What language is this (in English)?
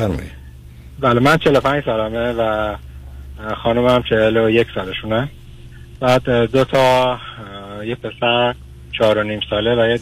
Persian